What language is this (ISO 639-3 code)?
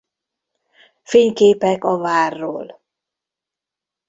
hun